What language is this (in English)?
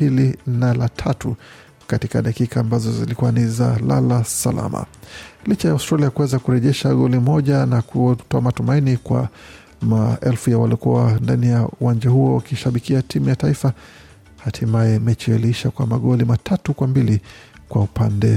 Swahili